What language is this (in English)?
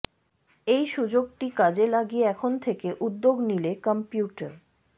Bangla